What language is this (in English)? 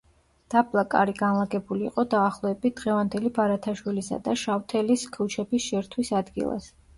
Georgian